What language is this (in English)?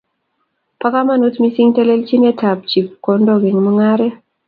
Kalenjin